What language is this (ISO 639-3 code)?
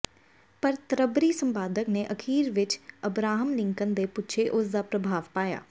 pan